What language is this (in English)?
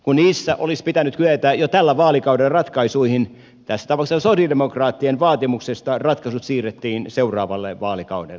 Finnish